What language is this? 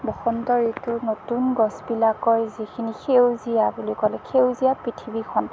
Assamese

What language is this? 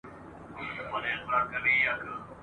Pashto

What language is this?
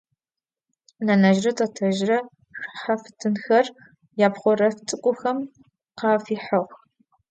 Adyghe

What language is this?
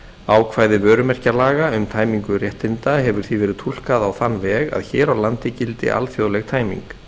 Icelandic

